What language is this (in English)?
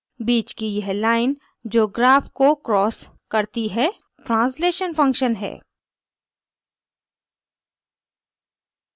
Hindi